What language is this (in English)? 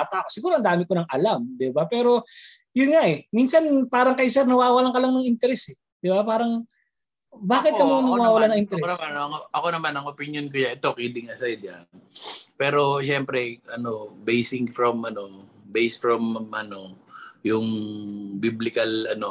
Filipino